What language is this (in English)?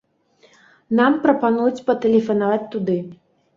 Belarusian